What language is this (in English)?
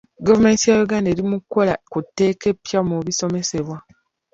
Ganda